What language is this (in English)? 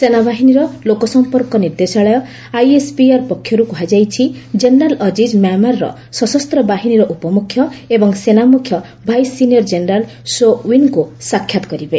Odia